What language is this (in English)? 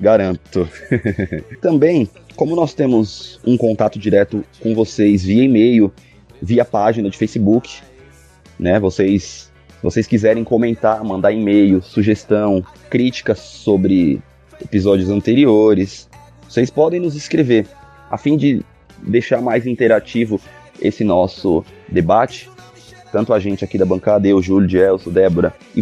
Portuguese